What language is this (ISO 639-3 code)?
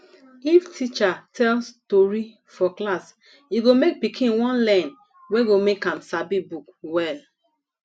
pcm